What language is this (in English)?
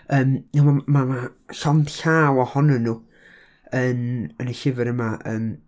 Welsh